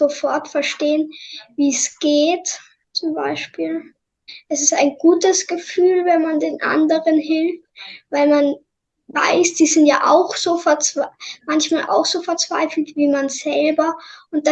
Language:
German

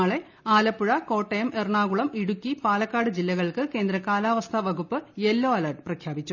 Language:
Malayalam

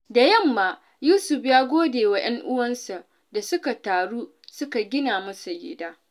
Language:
Hausa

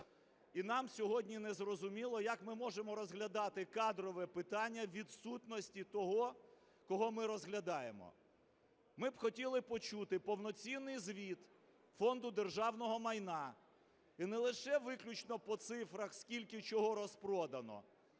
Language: Ukrainian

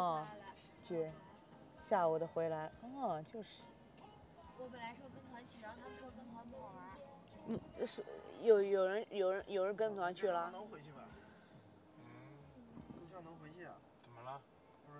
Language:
Chinese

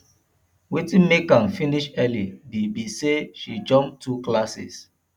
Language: Nigerian Pidgin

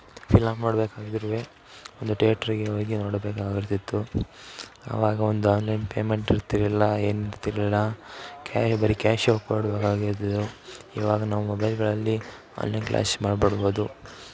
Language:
Kannada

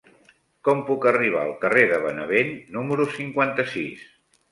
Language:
Catalan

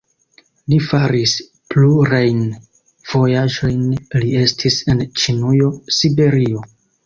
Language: Esperanto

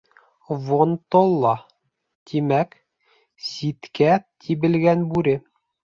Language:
Bashkir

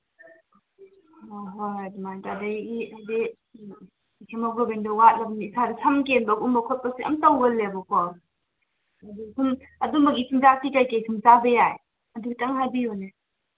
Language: Manipuri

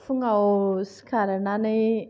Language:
Bodo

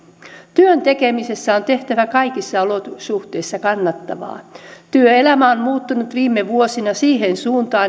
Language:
Finnish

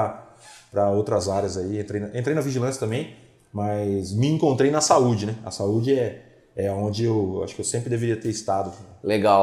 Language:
Portuguese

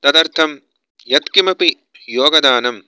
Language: Sanskrit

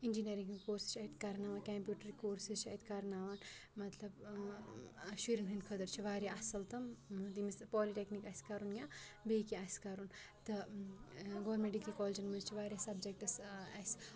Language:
Kashmiri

